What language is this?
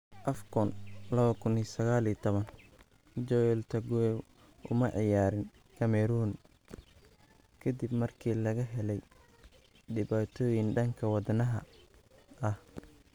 Somali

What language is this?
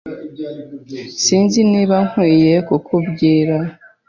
Kinyarwanda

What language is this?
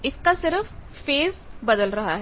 Hindi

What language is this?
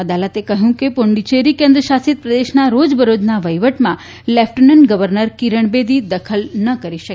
Gujarati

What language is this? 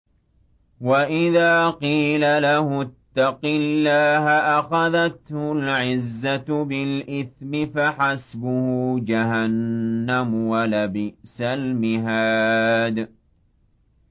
Arabic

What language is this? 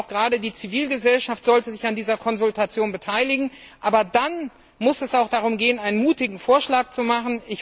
German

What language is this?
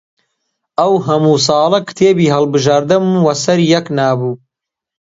Central Kurdish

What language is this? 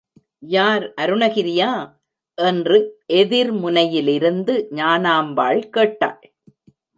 Tamil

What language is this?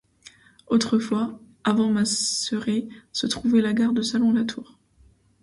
French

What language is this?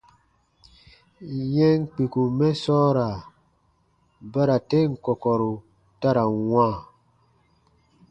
Baatonum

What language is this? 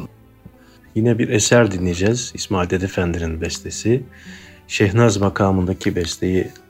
Turkish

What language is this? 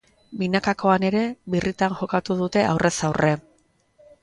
Basque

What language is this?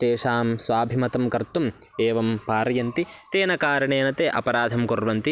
Sanskrit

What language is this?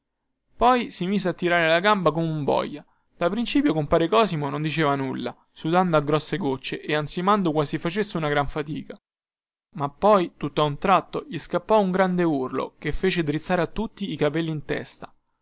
Italian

